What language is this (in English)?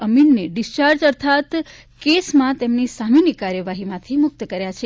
Gujarati